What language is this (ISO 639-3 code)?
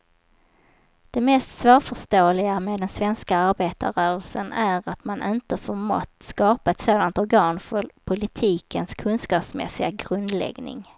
swe